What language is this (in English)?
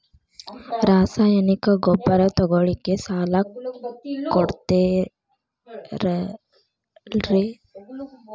Kannada